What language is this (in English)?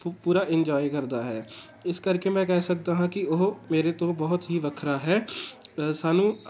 Punjabi